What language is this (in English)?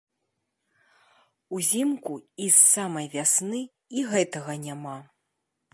Belarusian